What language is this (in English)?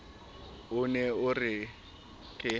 Southern Sotho